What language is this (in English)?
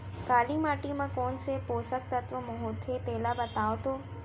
Chhattisgarhi